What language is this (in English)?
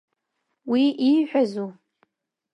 Abkhazian